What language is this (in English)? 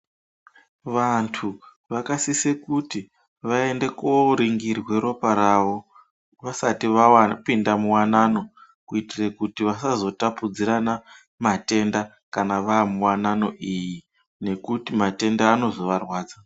Ndau